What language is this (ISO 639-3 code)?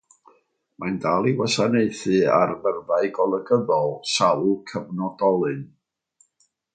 cym